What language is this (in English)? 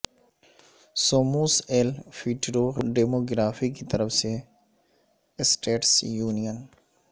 Urdu